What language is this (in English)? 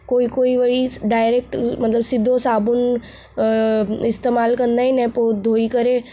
Sindhi